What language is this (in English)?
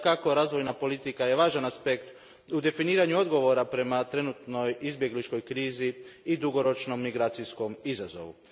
Croatian